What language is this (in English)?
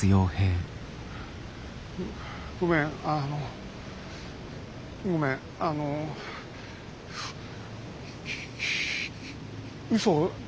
Japanese